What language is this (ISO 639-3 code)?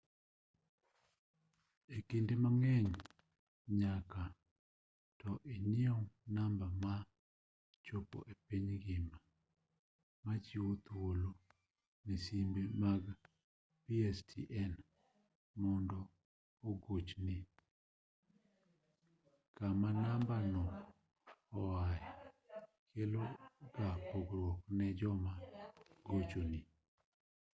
luo